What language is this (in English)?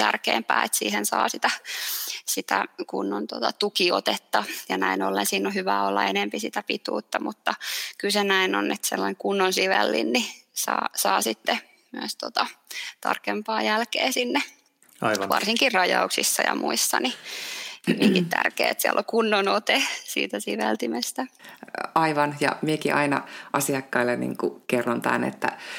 Finnish